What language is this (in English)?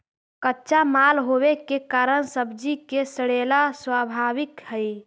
Magahi